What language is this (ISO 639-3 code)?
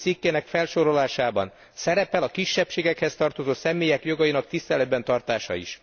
hun